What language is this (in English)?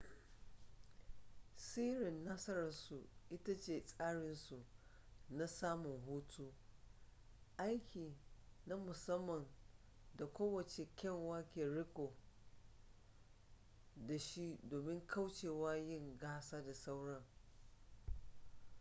Hausa